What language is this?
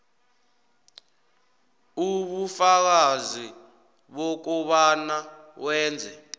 South Ndebele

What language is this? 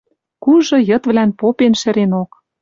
Western Mari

